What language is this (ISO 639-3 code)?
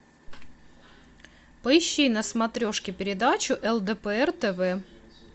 rus